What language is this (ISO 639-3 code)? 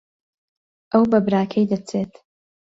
ckb